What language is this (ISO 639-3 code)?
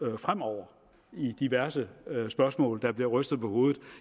dan